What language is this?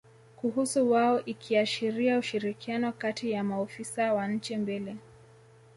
Swahili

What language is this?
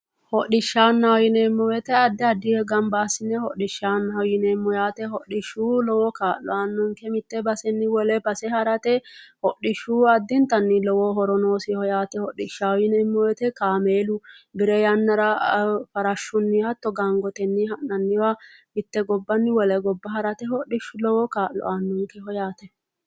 Sidamo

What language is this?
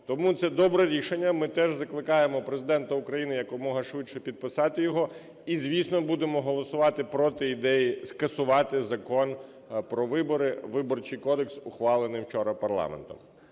Ukrainian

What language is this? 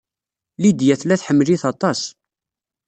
Kabyle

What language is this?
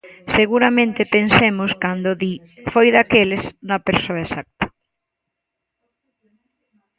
Galician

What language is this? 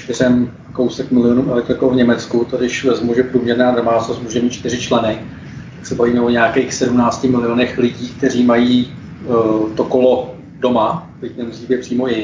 Czech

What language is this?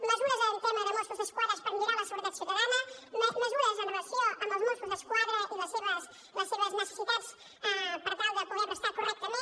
Catalan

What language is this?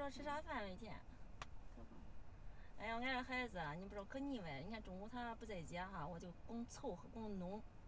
Chinese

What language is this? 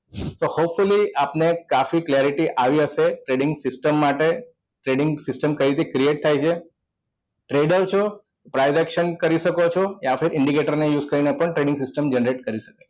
Gujarati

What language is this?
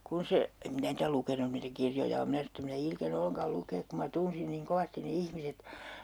Finnish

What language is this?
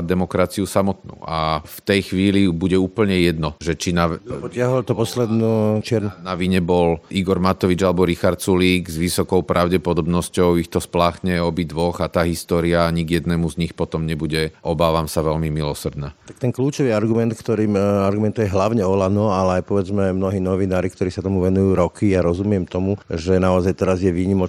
Slovak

